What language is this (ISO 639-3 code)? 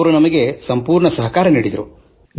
kan